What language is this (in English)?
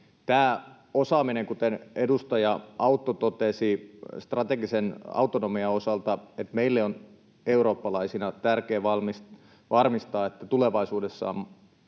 Finnish